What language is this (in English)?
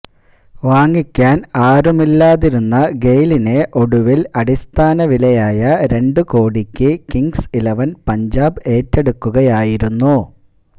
Malayalam